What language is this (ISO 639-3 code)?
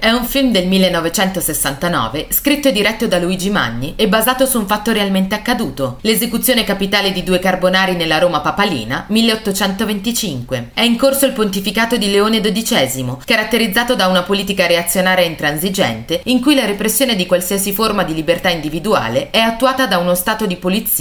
ita